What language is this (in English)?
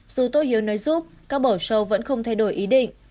Vietnamese